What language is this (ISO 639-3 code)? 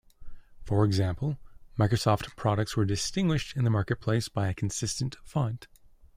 eng